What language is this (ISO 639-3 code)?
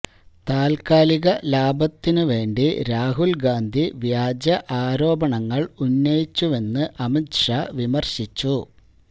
mal